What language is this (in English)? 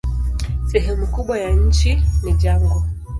Swahili